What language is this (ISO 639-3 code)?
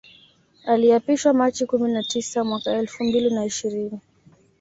swa